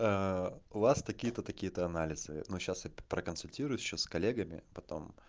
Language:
Russian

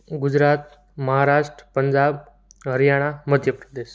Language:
Gujarati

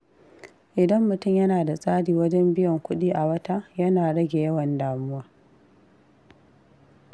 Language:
Hausa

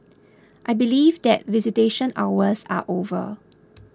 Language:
English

